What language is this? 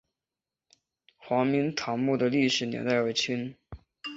Chinese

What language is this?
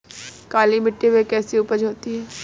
Hindi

